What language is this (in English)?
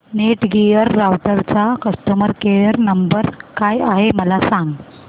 Marathi